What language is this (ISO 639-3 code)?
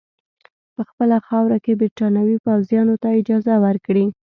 pus